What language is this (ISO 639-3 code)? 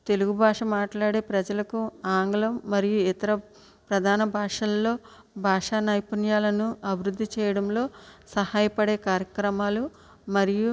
tel